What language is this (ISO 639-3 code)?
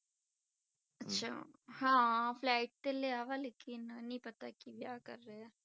pan